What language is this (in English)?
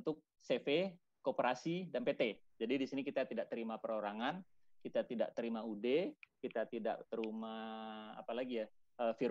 Indonesian